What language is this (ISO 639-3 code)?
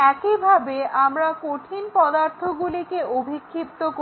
ben